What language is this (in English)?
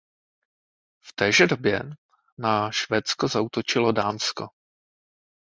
Czech